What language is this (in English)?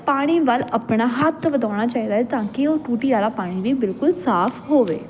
Punjabi